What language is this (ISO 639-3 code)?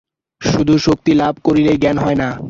ben